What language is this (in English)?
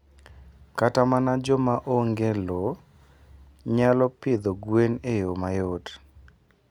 Luo (Kenya and Tanzania)